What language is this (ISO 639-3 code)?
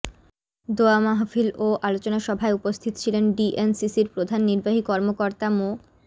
ben